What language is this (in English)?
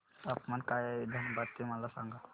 Marathi